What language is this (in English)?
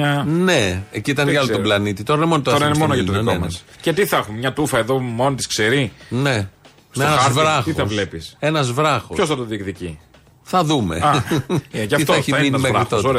Greek